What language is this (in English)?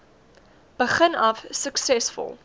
Afrikaans